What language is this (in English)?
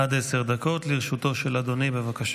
Hebrew